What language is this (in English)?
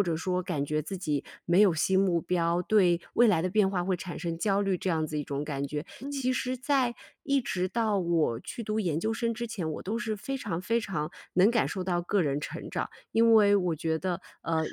Chinese